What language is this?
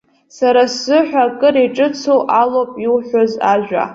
Abkhazian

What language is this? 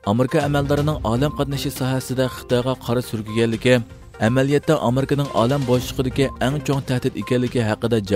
Turkish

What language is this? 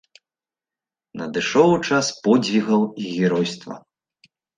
Belarusian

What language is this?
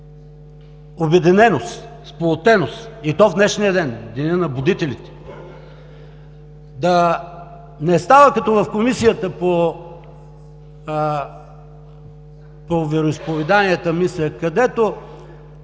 Bulgarian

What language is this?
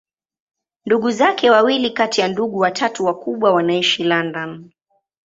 Swahili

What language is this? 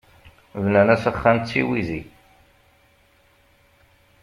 Kabyle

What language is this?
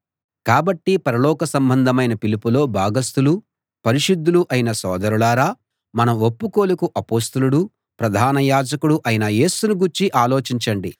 Telugu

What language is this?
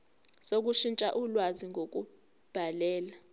Zulu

